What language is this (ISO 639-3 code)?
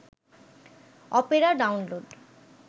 ben